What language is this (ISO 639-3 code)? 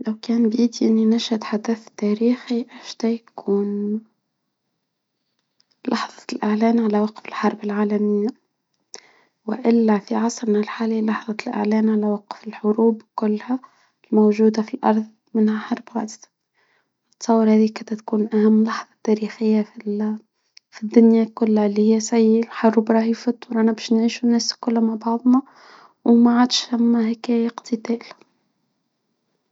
aeb